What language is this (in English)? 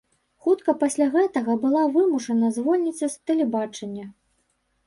Belarusian